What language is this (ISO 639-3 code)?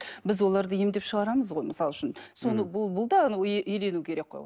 kaz